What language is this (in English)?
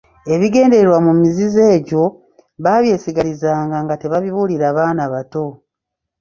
Ganda